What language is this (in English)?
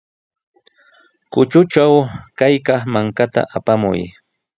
Sihuas Ancash Quechua